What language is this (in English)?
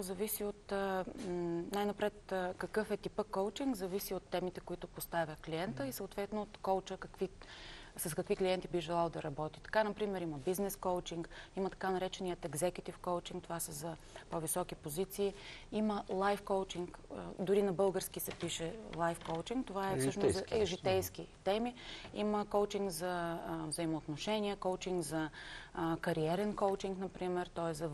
Bulgarian